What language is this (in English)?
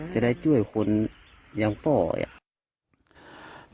Thai